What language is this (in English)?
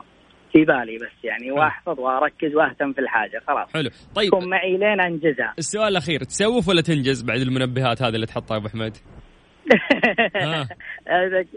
Arabic